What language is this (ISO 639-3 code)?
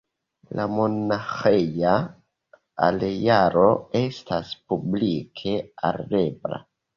epo